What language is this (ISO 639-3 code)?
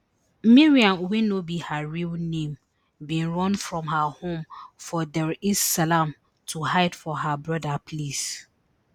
pcm